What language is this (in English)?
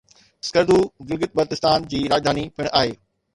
Sindhi